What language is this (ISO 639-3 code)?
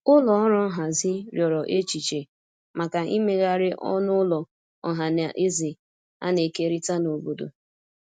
ibo